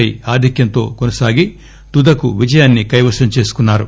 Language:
Telugu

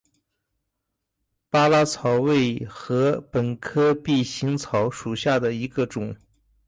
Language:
Chinese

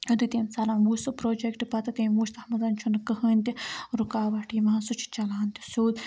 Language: Kashmiri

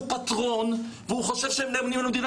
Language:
Hebrew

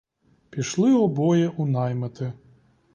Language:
Ukrainian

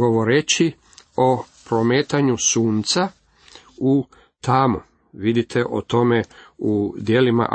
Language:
Croatian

